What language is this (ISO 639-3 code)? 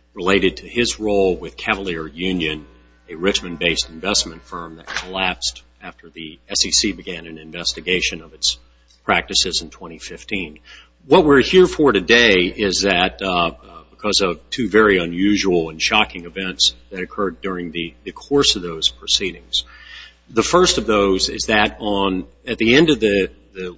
eng